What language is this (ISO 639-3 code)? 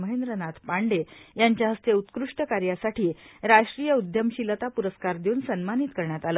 mar